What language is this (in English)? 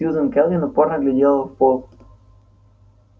Russian